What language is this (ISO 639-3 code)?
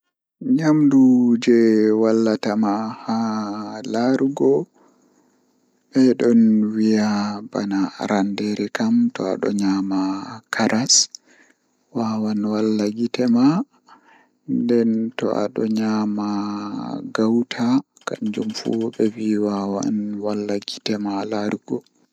ful